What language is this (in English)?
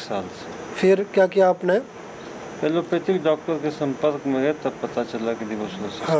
Hindi